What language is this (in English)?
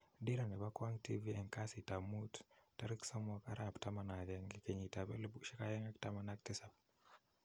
Kalenjin